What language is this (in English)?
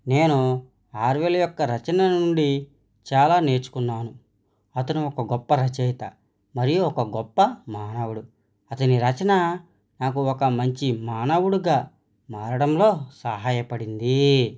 Telugu